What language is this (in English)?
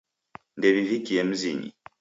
Taita